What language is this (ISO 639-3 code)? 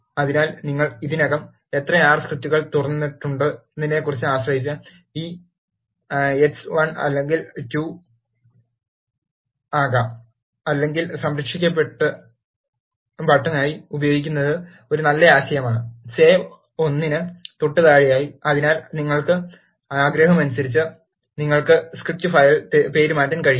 mal